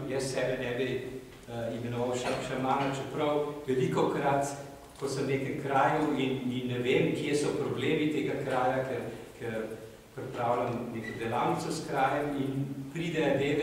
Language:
Romanian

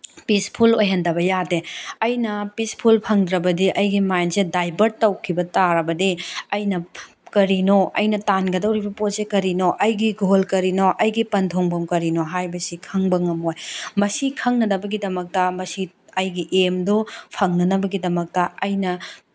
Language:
Manipuri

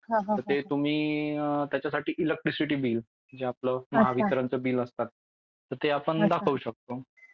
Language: Marathi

